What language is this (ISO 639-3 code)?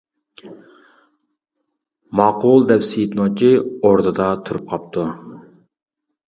uig